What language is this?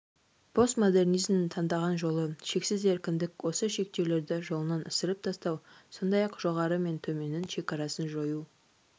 Kazakh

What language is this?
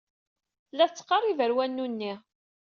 Kabyle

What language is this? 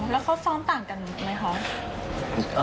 Thai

